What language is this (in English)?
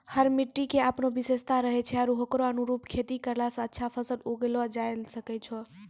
Maithili